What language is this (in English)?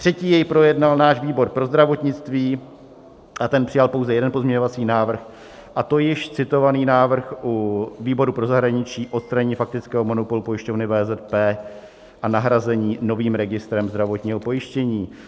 Czech